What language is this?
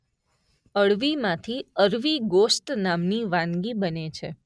Gujarati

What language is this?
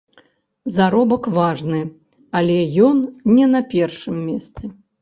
Belarusian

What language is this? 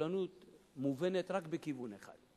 Hebrew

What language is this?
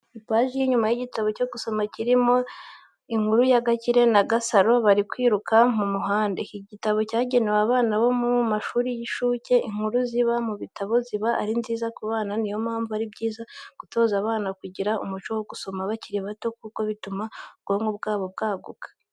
Kinyarwanda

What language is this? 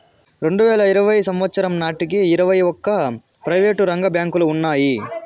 Telugu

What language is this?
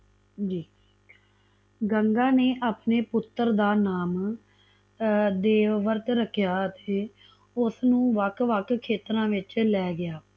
Punjabi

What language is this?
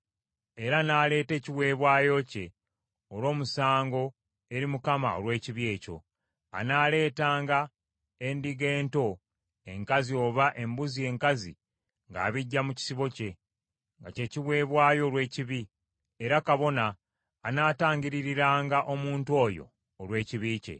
Ganda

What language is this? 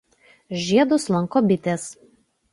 Lithuanian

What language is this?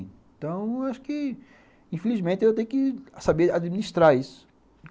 Portuguese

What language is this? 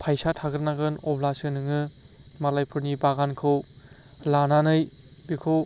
Bodo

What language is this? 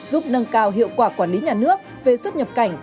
Vietnamese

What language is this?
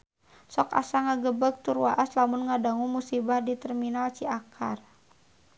Sundanese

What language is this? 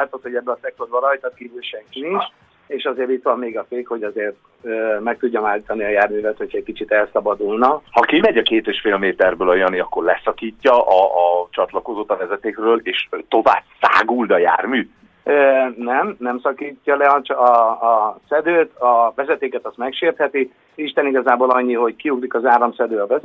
Hungarian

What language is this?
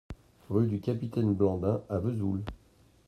French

